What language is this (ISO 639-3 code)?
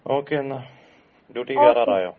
mal